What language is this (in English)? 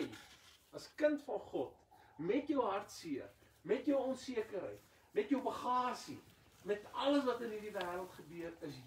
Dutch